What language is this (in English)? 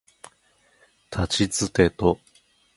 Japanese